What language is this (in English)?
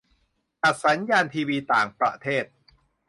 Thai